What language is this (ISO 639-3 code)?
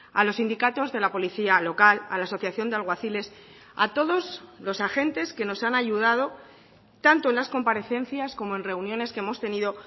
spa